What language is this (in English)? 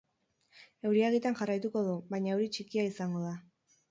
Basque